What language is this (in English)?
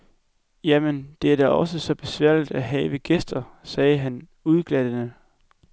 Danish